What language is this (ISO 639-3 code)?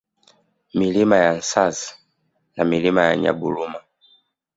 swa